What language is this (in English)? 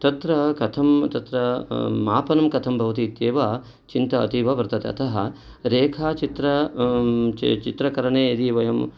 Sanskrit